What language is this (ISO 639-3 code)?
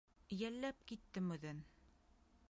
bak